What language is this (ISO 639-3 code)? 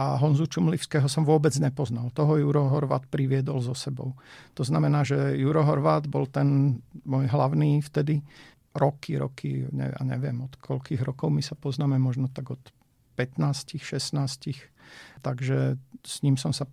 slk